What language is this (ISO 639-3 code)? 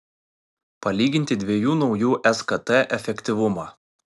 lit